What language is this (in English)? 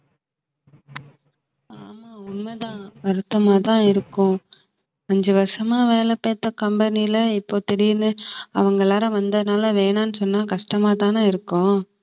Tamil